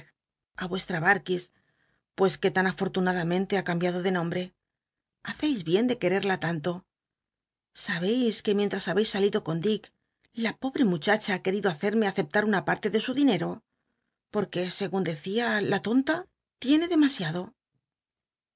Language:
Spanish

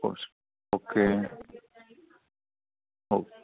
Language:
Malayalam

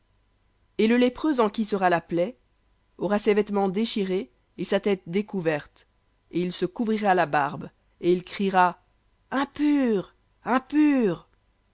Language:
French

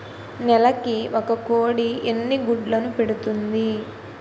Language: Telugu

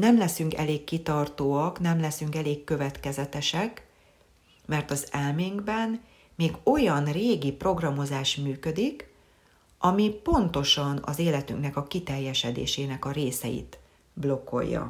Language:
Hungarian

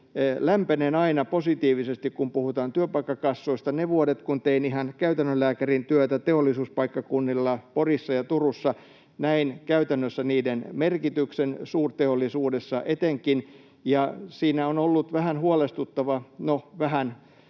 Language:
Finnish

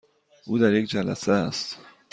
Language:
Persian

